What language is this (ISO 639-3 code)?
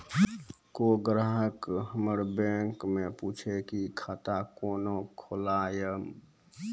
mai